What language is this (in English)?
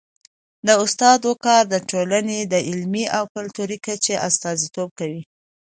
Pashto